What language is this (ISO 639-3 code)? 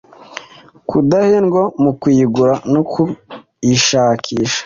kin